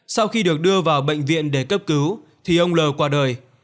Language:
Vietnamese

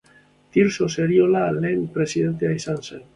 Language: Basque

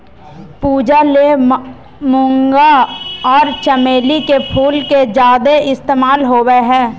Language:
Magahi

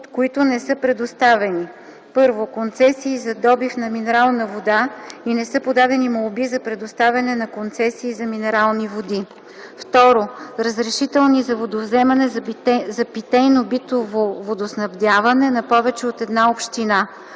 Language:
Bulgarian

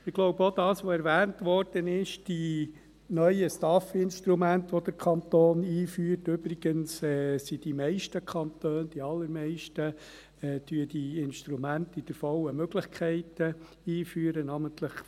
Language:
Swiss German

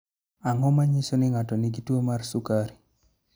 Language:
Luo (Kenya and Tanzania)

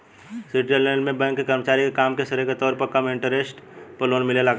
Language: Bhojpuri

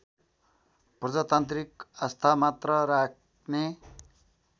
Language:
Nepali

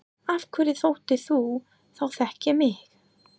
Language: Icelandic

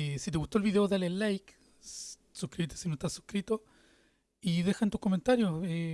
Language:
Spanish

